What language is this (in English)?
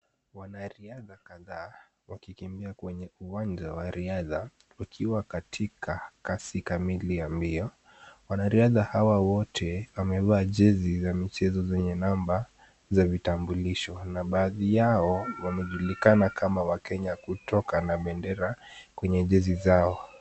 Swahili